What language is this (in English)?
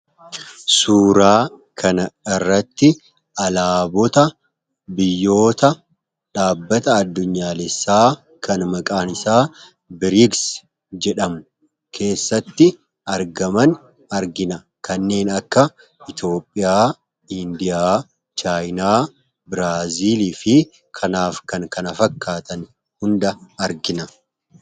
Oromo